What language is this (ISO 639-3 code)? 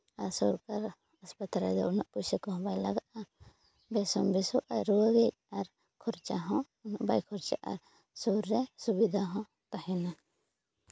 sat